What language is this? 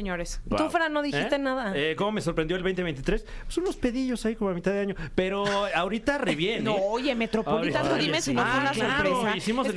Spanish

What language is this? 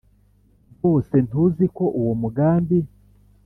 Kinyarwanda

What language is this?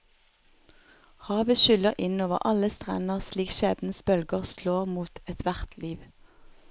Norwegian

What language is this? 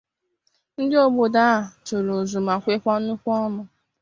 Igbo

